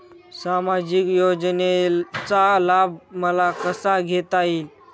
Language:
Marathi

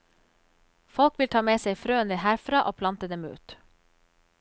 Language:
Norwegian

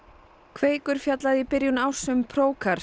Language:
Icelandic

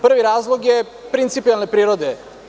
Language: Serbian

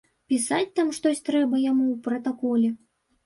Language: Belarusian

